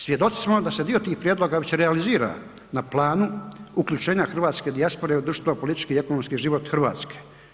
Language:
Croatian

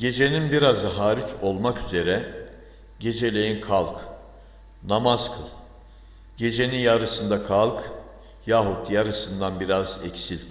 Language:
Turkish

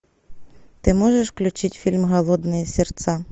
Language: Russian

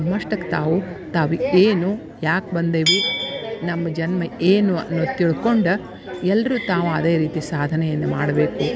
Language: Kannada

